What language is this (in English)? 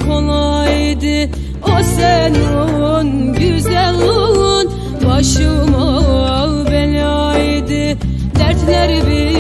Turkish